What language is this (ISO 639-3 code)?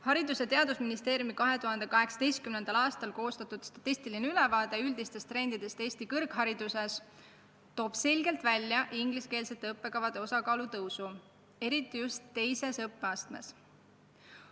est